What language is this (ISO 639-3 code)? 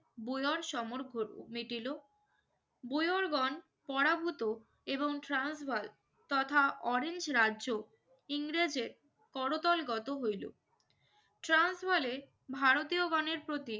ben